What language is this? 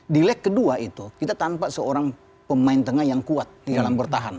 Indonesian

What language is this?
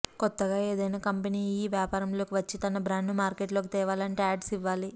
Telugu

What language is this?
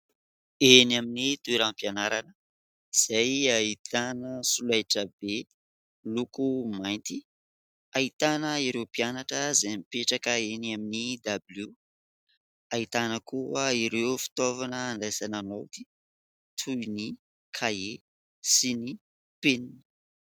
Malagasy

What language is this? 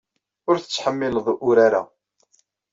Kabyle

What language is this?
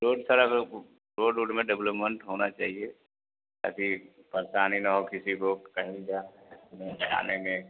Hindi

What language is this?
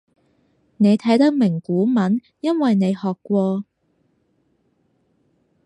Cantonese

